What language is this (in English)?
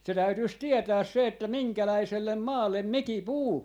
Finnish